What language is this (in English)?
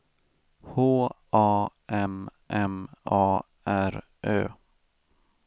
Swedish